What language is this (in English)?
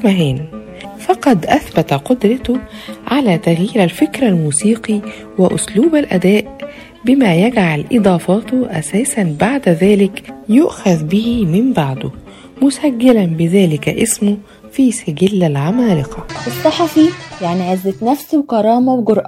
Arabic